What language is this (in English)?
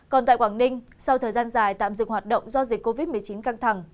Vietnamese